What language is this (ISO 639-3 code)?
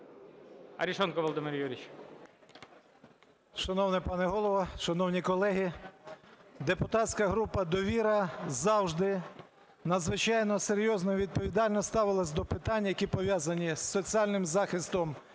ukr